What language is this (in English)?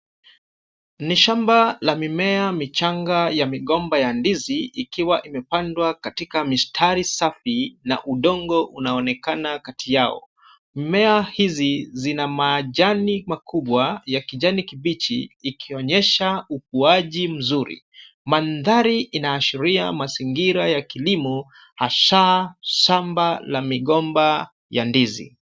Swahili